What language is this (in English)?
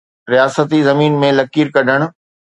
Sindhi